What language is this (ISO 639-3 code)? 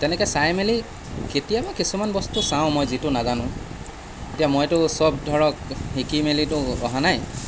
asm